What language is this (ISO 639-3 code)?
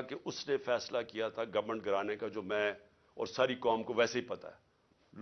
urd